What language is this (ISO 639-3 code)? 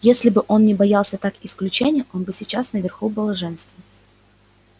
rus